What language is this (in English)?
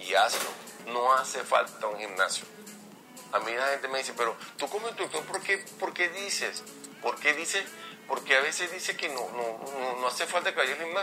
Spanish